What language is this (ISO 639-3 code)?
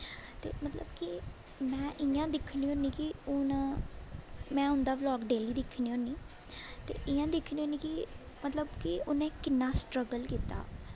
doi